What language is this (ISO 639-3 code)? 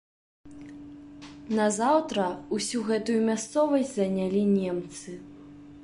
bel